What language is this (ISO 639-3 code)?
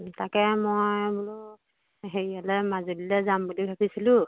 asm